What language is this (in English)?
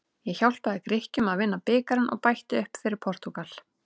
Icelandic